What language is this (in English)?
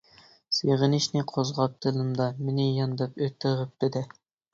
Uyghur